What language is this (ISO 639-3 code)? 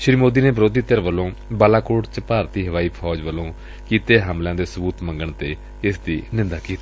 pan